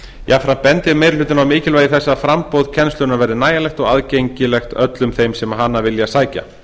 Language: Icelandic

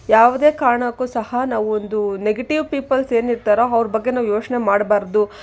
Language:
Kannada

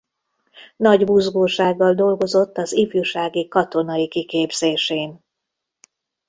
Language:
Hungarian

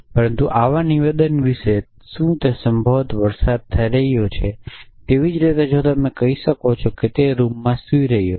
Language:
Gujarati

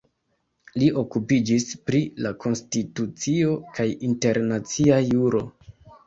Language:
Esperanto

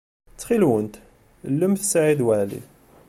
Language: Kabyle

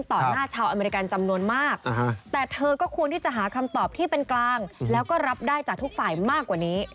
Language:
Thai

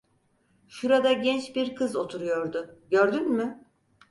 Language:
Turkish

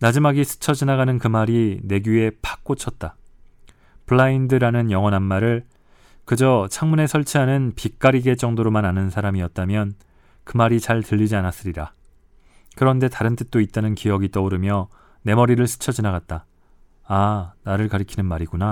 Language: Korean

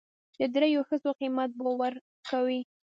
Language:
Pashto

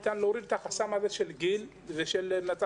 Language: Hebrew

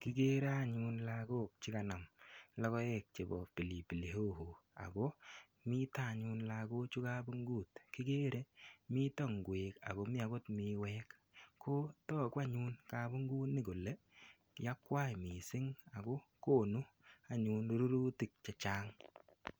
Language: Kalenjin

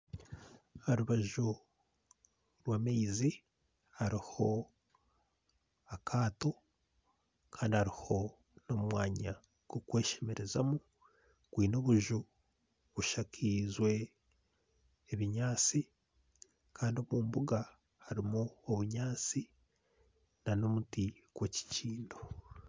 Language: Nyankole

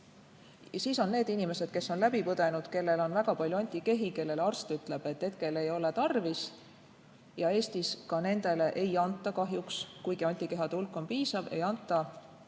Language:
Estonian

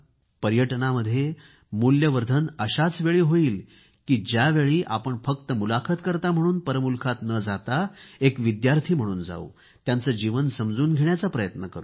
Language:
Marathi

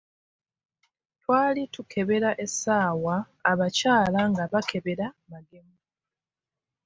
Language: Ganda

